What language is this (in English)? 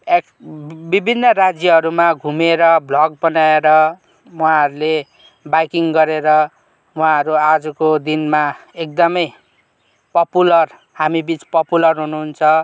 Nepali